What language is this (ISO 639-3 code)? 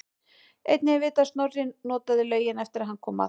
isl